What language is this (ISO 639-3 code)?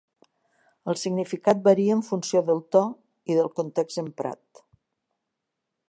cat